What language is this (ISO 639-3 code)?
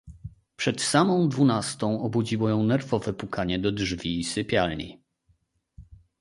pol